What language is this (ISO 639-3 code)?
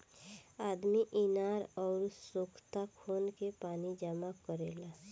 bho